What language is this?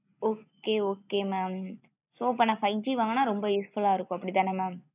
Tamil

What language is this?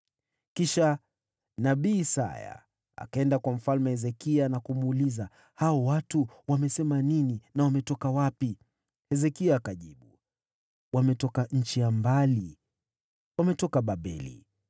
Swahili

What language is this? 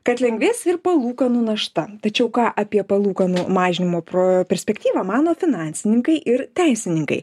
Lithuanian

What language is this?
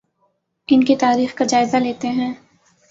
Urdu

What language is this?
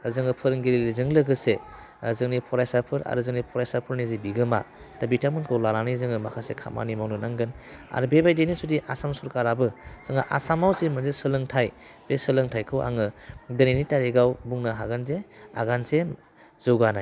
Bodo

